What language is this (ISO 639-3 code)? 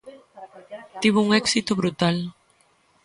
glg